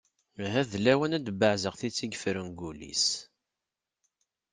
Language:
Kabyle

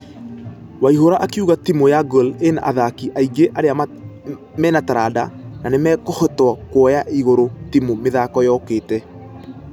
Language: Kikuyu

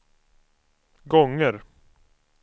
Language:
Swedish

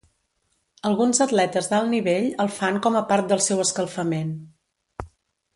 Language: Catalan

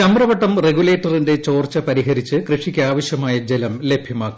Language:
Malayalam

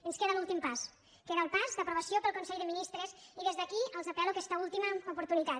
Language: Catalan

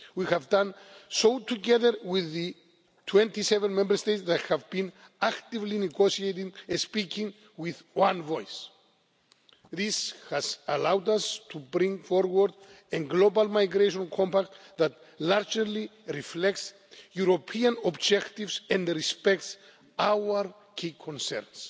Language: English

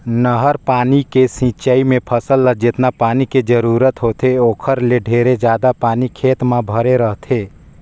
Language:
Chhattisgarhi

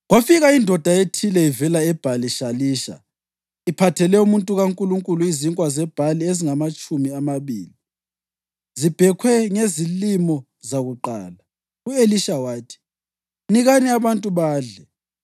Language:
North Ndebele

